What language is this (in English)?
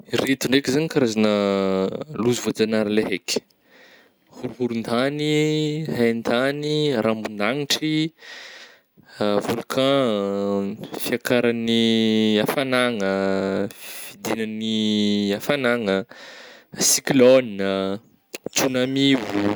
Northern Betsimisaraka Malagasy